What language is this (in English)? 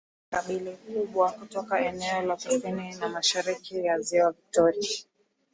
Swahili